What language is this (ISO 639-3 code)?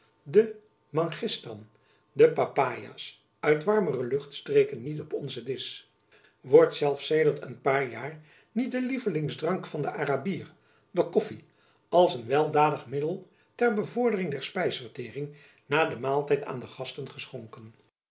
nld